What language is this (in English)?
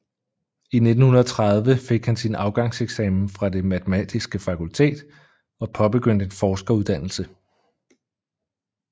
Danish